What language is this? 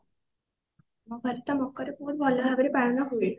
Odia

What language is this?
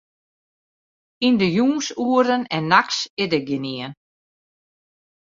Western Frisian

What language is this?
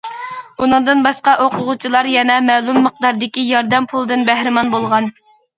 Uyghur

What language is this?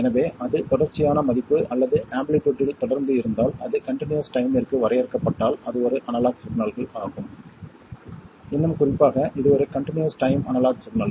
Tamil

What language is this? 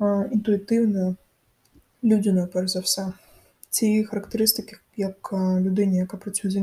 Ukrainian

